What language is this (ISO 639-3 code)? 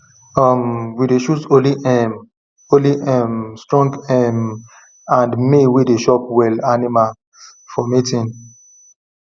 pcm